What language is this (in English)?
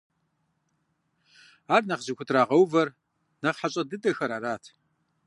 Kabardian